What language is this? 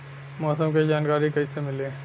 Bhojpuri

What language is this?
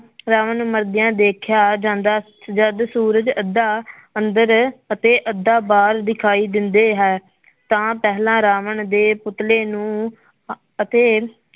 Punjabi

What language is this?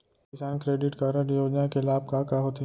Chhattisgarhi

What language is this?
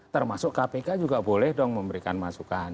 Indonesian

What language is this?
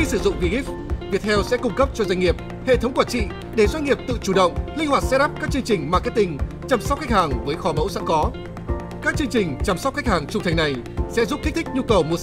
Vietnamese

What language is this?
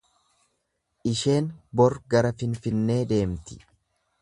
Oromo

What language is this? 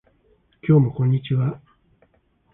Japanese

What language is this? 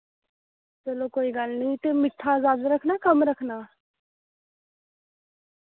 Dogri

